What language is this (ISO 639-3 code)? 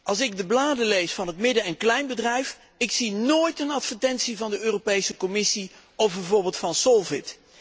nld